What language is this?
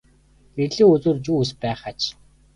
Mongolian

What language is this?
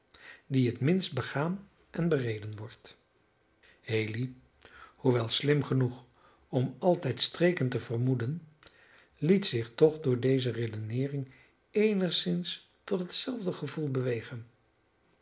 Dutch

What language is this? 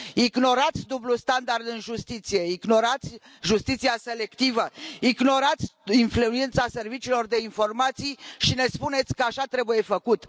Romanian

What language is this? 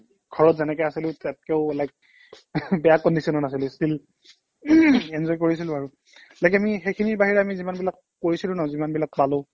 Assamese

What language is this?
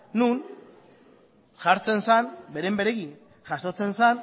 Basque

